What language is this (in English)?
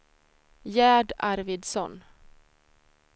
Swedish